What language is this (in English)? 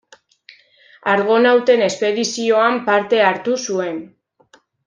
Basque